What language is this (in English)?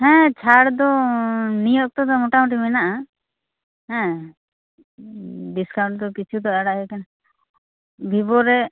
Santali